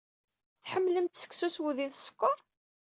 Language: Kabyle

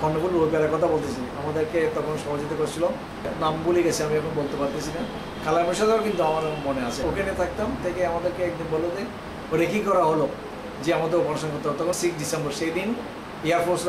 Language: Hindi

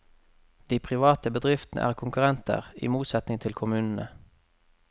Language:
Norwegian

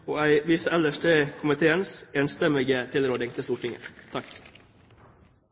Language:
Norwegian Bokmål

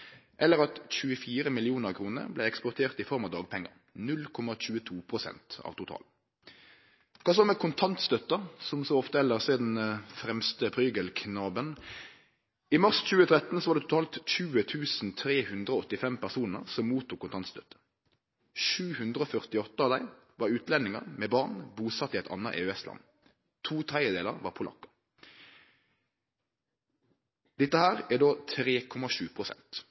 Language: Norwegian Nynorsk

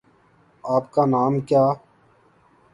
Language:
Urdu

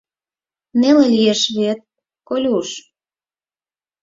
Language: Mari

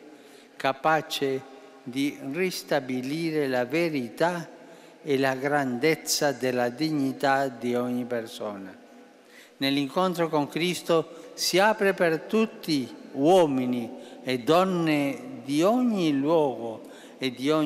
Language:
Italian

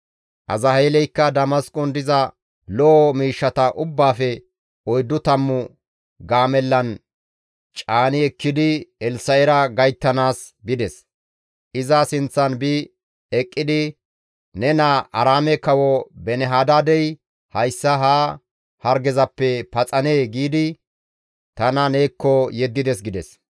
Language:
Gamo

